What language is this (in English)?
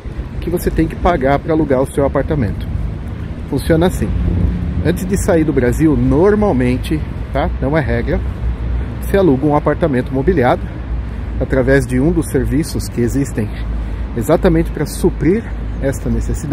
Portuguese